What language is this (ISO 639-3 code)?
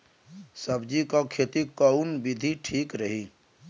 bho